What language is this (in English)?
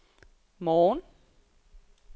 Danish